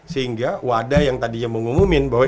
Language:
Indonesian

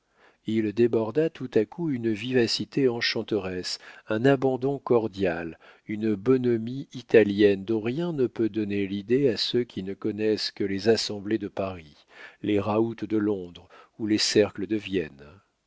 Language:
French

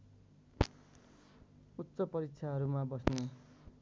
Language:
Nepali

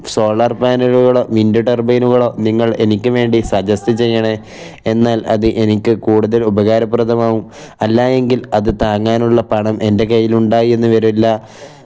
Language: Malayalam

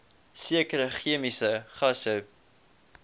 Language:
Afrikaans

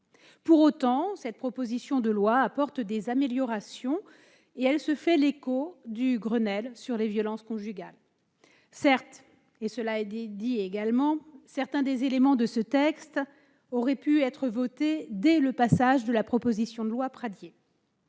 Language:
French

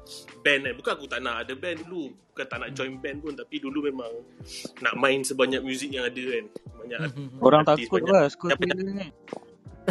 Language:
Malay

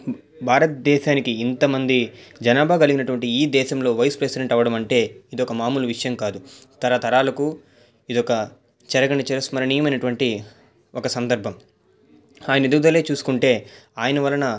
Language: Telugu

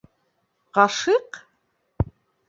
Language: Bashkir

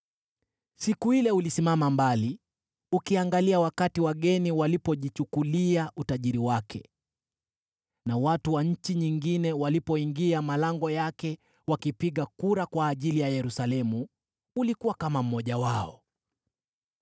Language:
Swahili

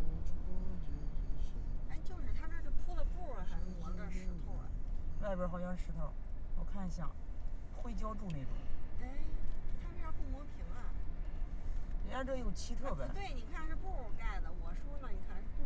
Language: Chinese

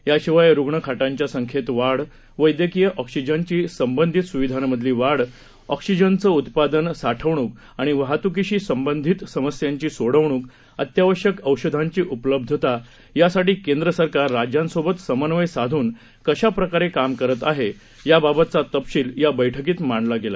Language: Marathi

